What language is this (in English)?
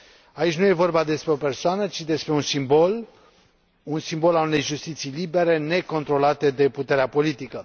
Romanian